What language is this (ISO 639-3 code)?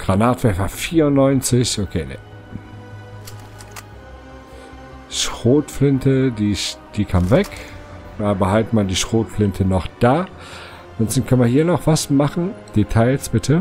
deu